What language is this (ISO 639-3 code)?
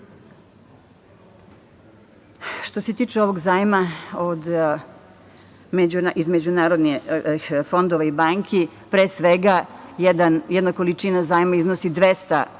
srp